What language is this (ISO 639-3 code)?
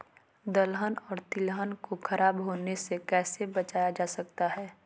mag